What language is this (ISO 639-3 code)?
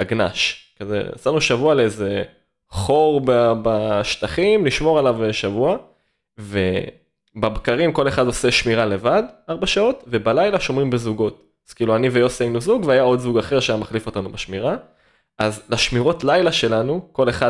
heb